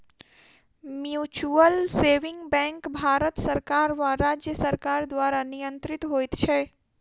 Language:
Maithili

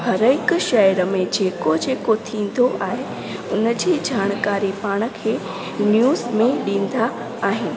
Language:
Sindhi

